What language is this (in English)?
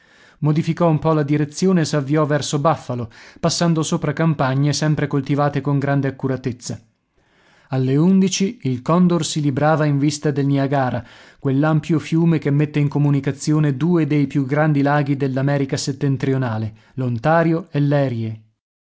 Italian